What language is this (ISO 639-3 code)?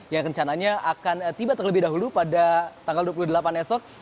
ind